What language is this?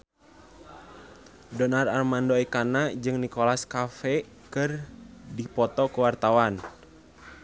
Sundanese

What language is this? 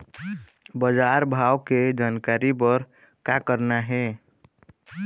Chhattisgarhi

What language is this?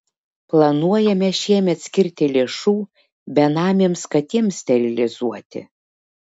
Lithuanian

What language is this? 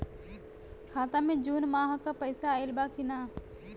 Bhojpuri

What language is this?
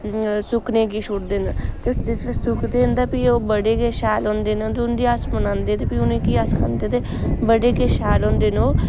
Dogri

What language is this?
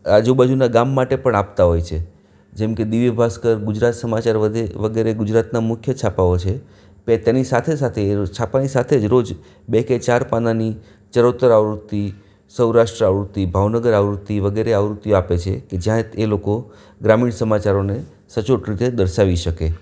Gujarati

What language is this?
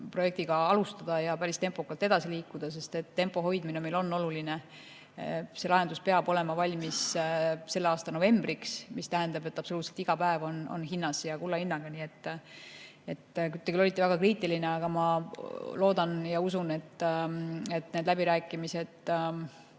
Estonian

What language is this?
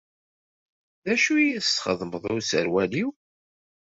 Kabyle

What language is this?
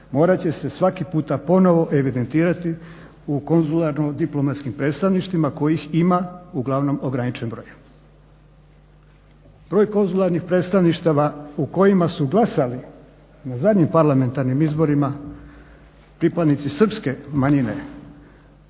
Croatian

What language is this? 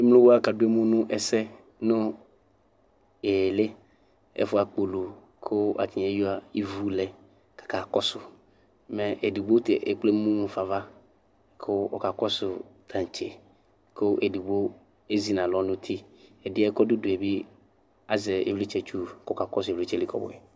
Ikposo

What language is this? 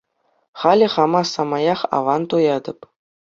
Chuvash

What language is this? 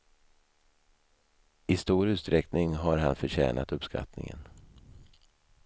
Swedish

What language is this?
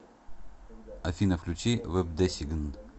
Russian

